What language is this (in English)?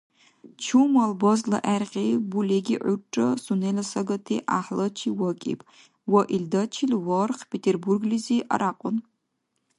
Dargwa